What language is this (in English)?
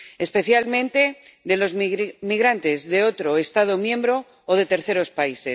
Spanish